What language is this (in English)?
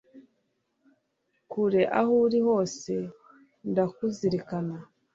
Kinyarwanda